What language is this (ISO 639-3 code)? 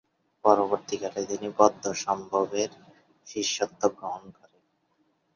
ben